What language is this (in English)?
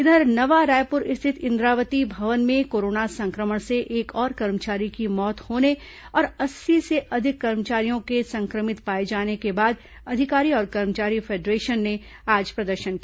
Hindi